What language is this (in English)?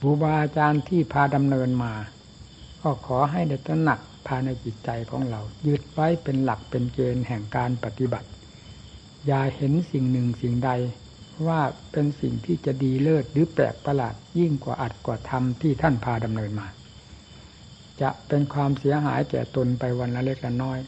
Thai